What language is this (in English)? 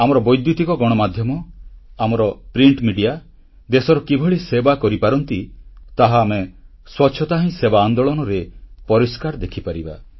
Odia